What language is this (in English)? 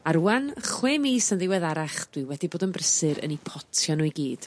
Welsh